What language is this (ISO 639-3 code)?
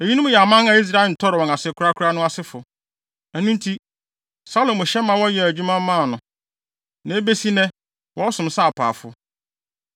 aka